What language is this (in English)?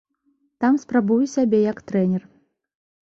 Belarusian